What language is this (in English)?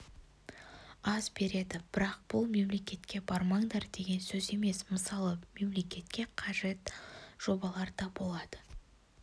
Kazakh